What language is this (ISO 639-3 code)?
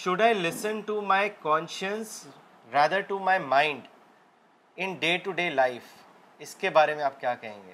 urd